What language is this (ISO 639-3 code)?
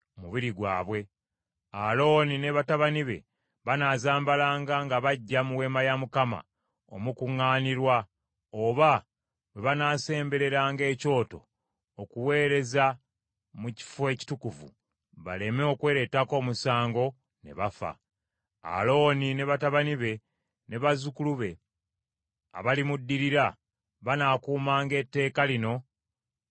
lug